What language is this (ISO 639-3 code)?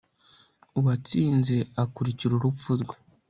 kin